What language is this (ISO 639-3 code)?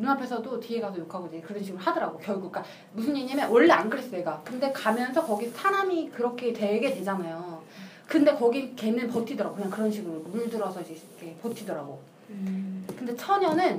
kor